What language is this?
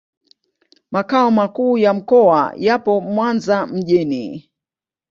Swahili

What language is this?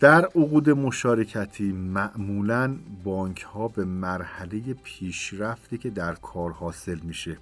Persian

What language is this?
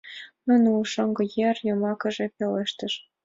Mari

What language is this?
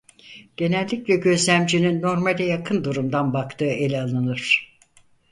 Turkish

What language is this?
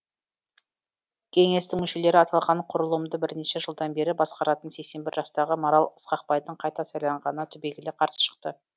Kazakh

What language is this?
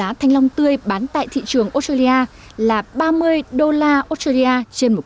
Vietnamese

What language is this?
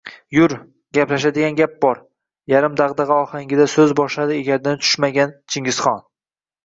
Uzbek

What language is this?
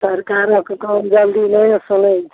Maithili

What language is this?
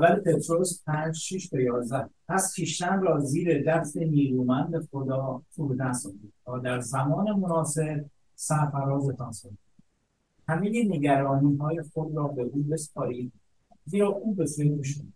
Persian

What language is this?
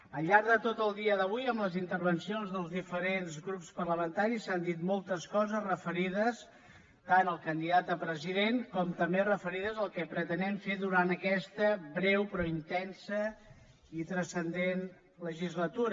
Catalan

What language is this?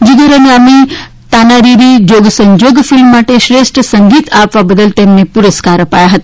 Gujarati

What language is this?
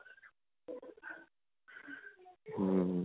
Punjabi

